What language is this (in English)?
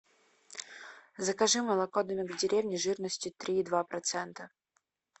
Russian